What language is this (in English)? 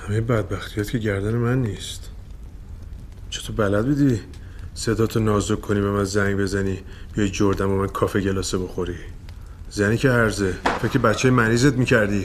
Persian